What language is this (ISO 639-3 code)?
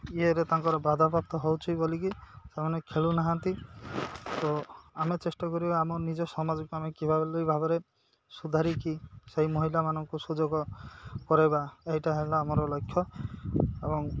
ori